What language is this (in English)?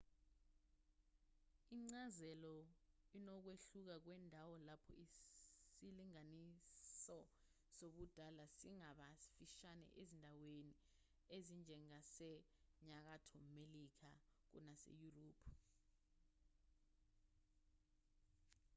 Zulu